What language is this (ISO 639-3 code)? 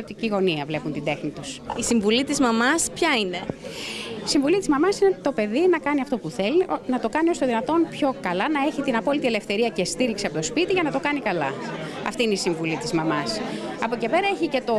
ell